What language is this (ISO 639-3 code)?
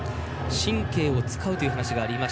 jpn